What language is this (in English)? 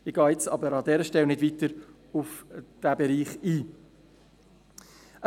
Swiss German